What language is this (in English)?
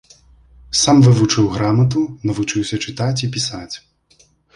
Belarusian